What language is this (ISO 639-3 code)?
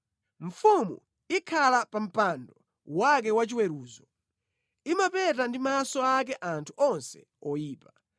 nya